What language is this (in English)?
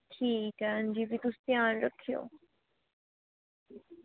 Dogri